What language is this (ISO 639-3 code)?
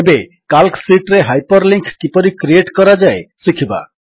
ori